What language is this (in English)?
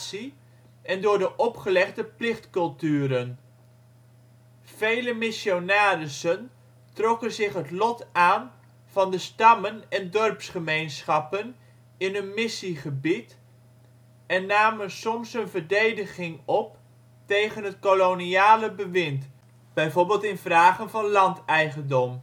Dutch